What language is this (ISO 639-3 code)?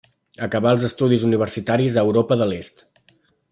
cat